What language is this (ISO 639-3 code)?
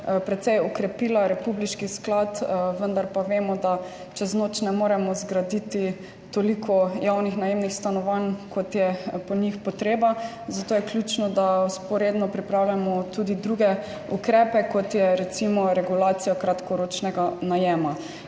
slv